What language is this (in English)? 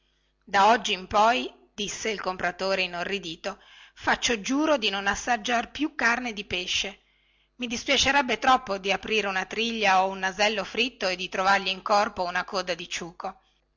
Italian